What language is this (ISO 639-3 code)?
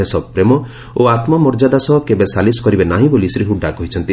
ori